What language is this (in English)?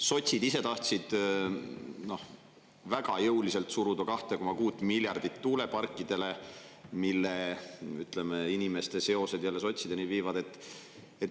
Estonian